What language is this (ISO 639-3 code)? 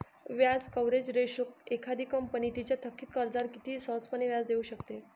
mar